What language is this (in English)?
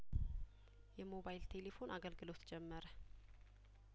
Amharic